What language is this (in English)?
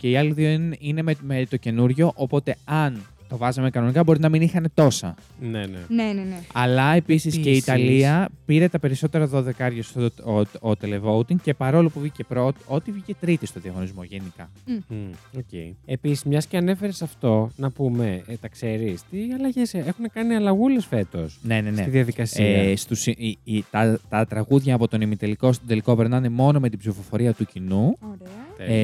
Greek